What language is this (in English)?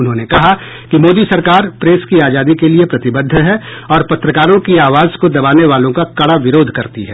Hindi